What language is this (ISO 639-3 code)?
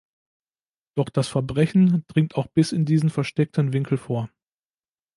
deu